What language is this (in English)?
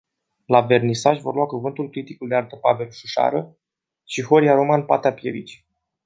Romanian